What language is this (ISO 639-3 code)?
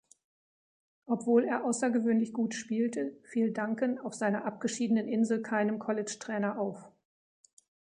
deu